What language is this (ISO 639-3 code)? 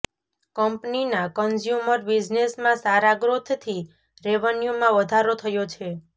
guj